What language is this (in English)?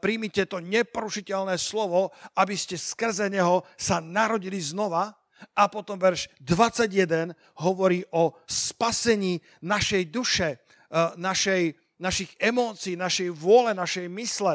Slovak